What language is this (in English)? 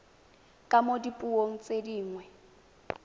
Tswana